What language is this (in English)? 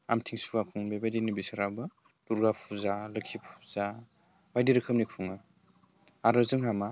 Bodo